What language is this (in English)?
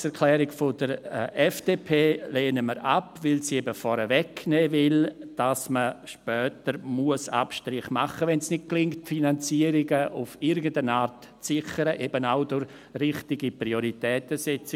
Swiss German